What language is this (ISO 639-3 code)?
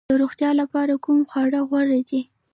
pus